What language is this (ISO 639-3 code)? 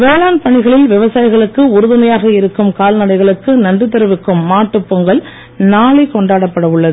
tam